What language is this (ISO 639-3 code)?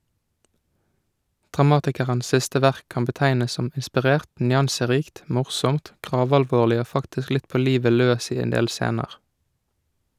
nor